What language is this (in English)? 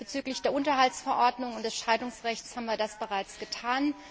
German